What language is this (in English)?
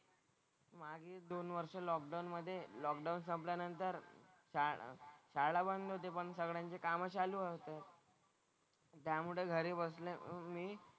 Marathi